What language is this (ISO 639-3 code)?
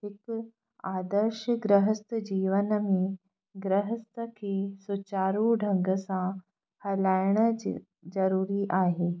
snd